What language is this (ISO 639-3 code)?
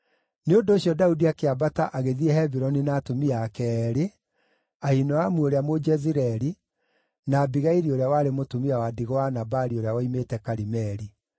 kik